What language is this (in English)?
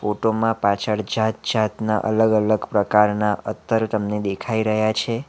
Gujarati